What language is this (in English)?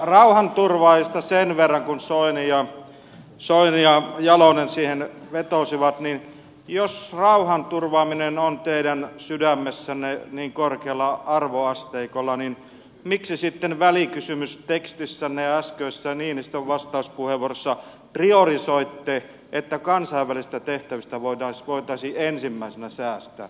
Finnish